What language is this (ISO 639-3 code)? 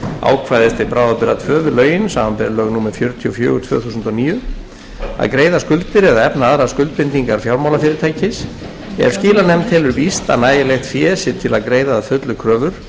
isl